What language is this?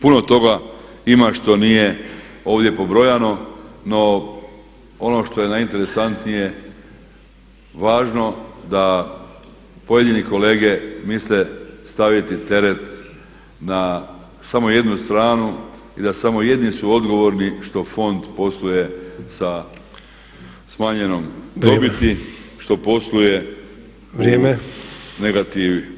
Croatian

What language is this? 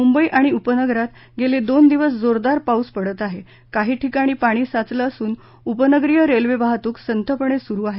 Marathi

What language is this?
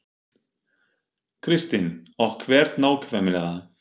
Icelandic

